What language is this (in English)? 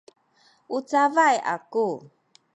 Sakizaya